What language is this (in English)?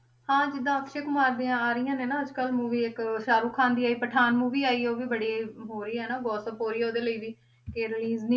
Punjabi